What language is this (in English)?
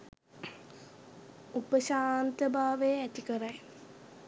Sinhala